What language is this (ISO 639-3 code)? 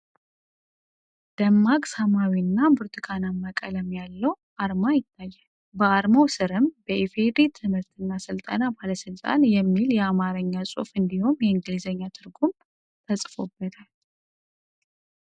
amh